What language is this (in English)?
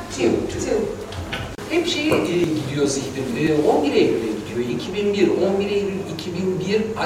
Turkish